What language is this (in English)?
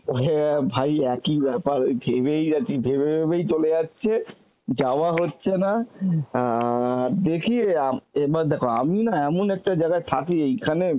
Bangla